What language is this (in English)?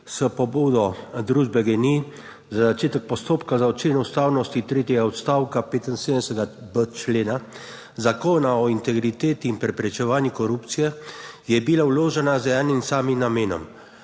Slovenian